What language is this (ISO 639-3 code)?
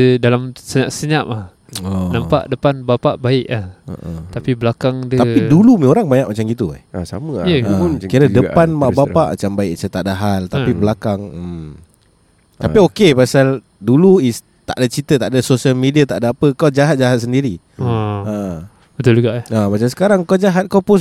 msa